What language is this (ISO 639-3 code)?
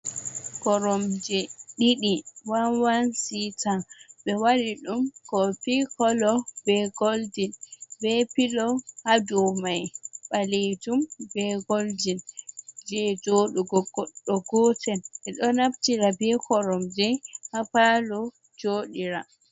ful